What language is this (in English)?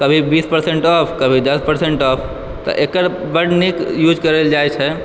Maithili